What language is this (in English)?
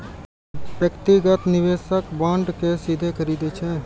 Maithili